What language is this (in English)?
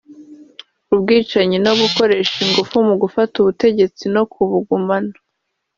Kinyarwanda